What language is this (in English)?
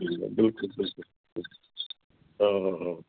Sindhi